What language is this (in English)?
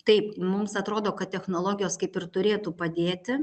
Lithuanian